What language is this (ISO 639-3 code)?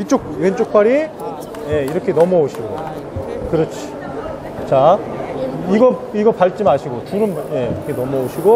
kor